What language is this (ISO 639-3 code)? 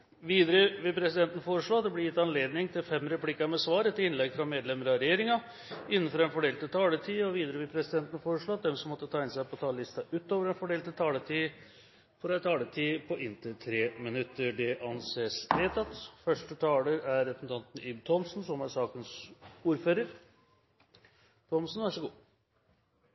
nob